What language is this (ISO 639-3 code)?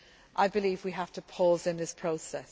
eng